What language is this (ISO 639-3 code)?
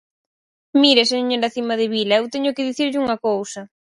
glg